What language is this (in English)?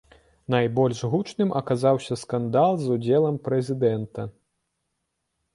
Belarusian